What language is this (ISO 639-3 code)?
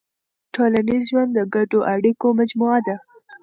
pus